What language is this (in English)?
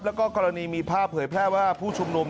Thai